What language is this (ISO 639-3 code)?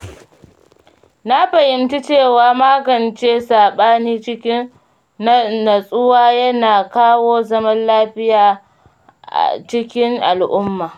hau